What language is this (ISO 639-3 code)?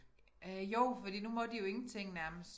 dan